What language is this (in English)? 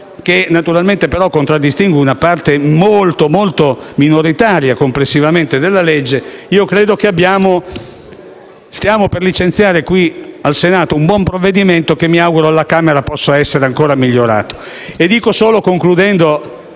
Italian